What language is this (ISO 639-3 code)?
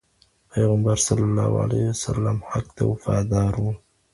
pus